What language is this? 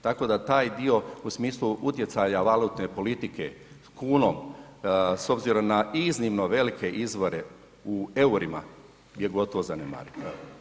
Croatian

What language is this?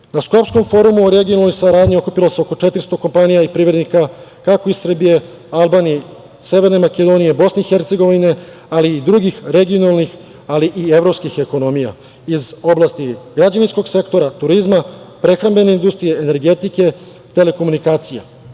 Serbian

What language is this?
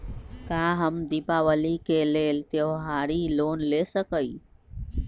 Magahi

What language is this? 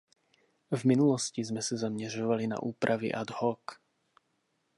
Czech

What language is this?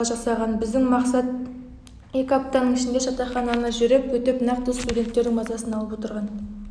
Kazakh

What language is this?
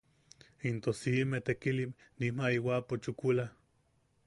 Yaqui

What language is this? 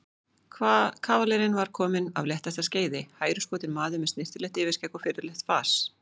Icelandic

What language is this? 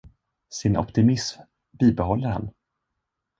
Swedish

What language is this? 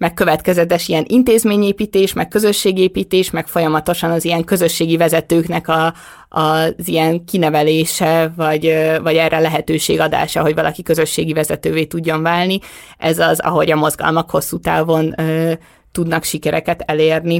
Hungarian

